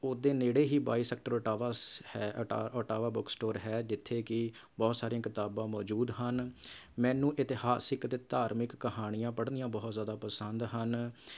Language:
Punjabi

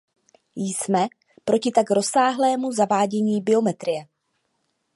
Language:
Czech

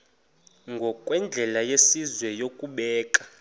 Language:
Xhosa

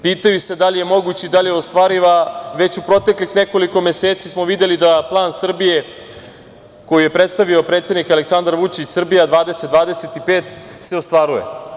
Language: Serbian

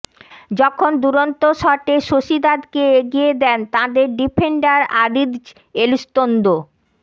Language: Bangla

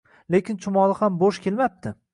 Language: Uzbek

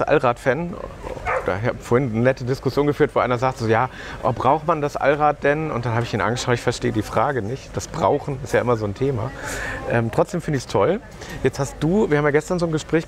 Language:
German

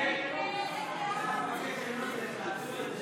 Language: Hebrew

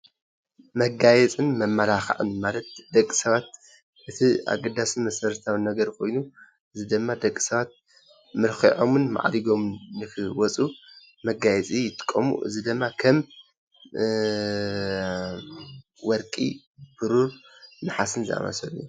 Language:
Tigrinya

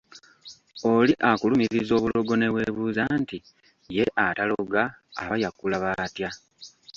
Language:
Ganda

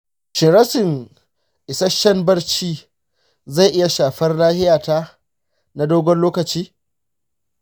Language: Hausa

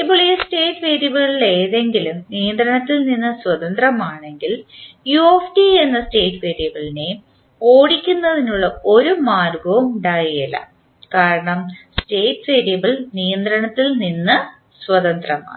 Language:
Malayalam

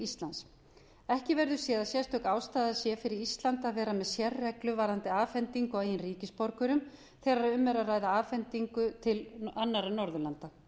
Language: Icelandic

